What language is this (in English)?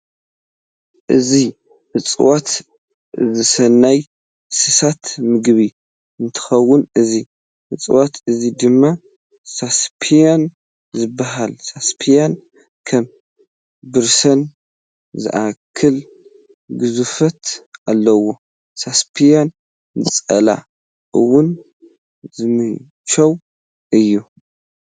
Tigrinya